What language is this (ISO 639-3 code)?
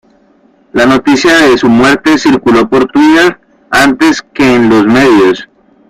spa